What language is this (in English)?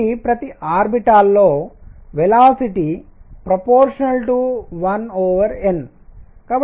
Telugu